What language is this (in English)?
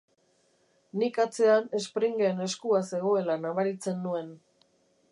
Basque